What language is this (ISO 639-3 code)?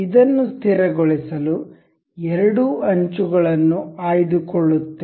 kan